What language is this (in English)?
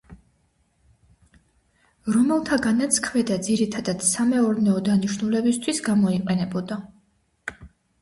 Georgian